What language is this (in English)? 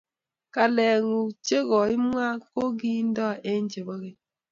Kalenjin